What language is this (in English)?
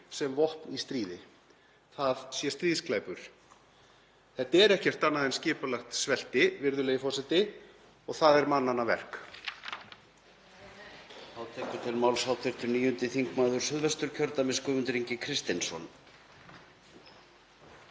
Icelandic